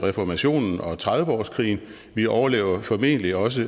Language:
Danish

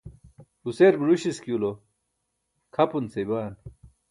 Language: Burushaski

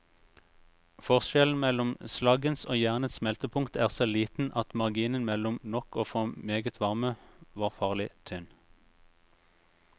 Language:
Norwegian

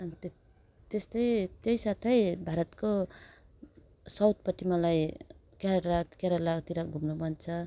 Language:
Nepali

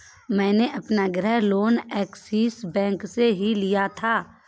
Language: Hindi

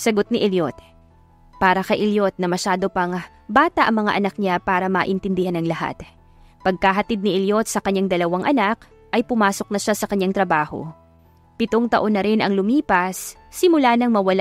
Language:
Filipino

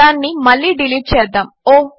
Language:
Telugu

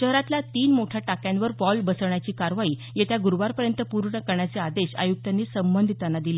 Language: Marathi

